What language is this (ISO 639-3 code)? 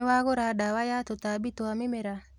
kik